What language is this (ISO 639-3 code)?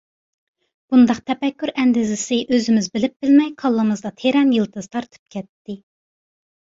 uig